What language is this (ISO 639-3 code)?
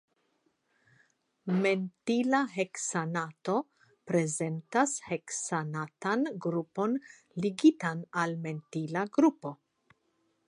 epo